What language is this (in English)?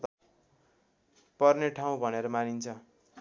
Nepali